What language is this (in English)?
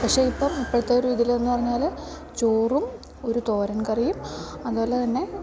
Malayalam